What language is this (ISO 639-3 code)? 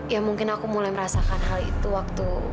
ind